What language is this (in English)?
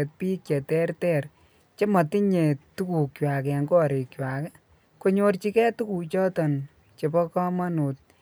Kalenjin